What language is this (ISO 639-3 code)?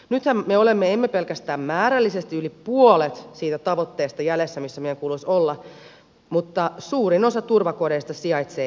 fin